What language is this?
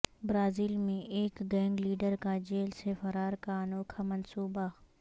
Urdu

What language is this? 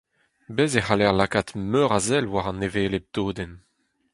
Breton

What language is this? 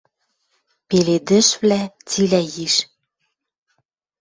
Western Mari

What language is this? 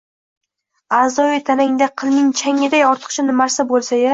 Uzbek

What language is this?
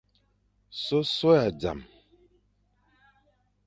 Fang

